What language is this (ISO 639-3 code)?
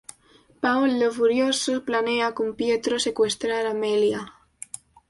spa